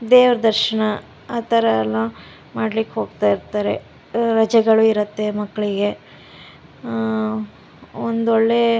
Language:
Kannada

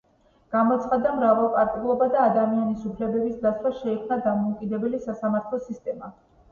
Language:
Georgian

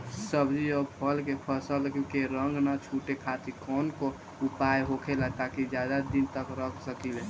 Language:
Bhojpuri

